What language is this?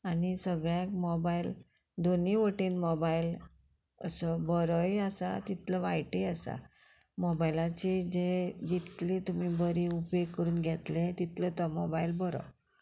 Konkani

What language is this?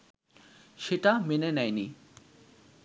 Bangla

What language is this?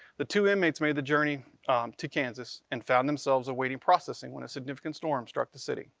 English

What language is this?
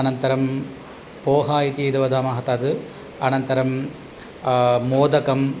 Sanskrit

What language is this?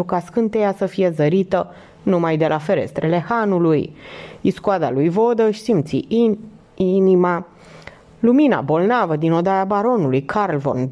Romanian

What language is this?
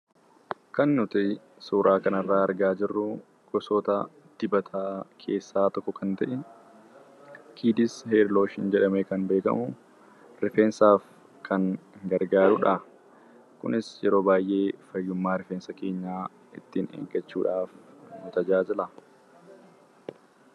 Oromo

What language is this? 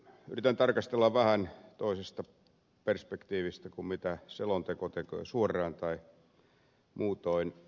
Finnish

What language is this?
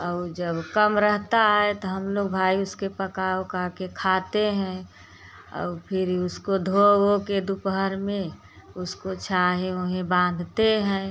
Hindi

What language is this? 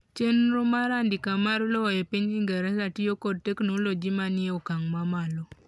Luo (Kenya and Tanzania)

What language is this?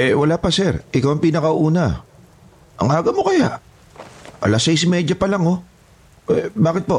Filipino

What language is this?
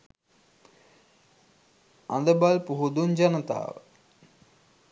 Sinhala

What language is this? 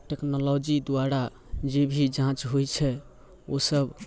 Maithili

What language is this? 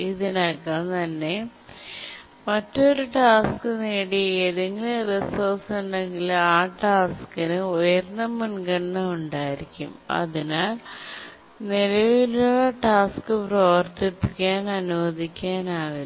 Malayalam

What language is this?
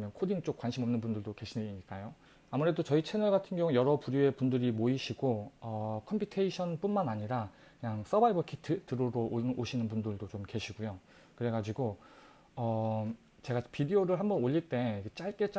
Korean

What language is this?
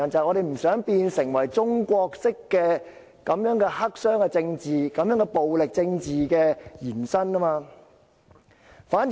Cantonese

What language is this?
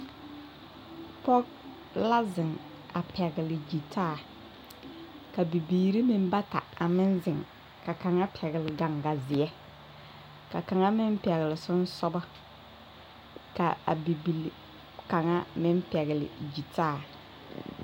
Southern Dagaare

